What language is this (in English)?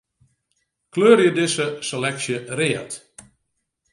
Western Frisian